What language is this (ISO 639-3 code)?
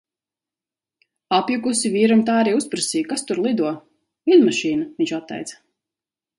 lav